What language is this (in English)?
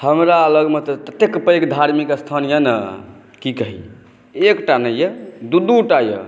Maithili